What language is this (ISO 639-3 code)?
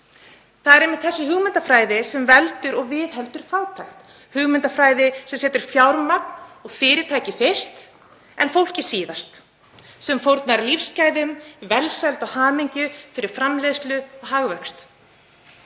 isl